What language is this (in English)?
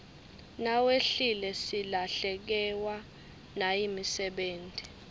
Swati